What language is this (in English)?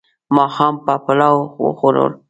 Pashto